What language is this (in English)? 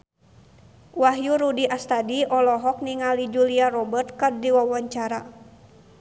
Sundanese